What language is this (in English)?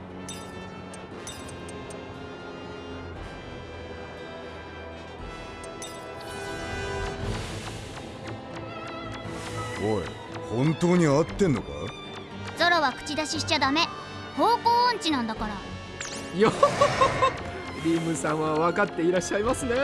Japanese